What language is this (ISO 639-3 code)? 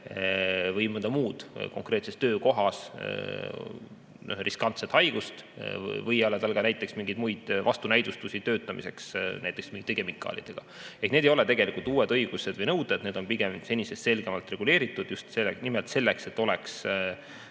est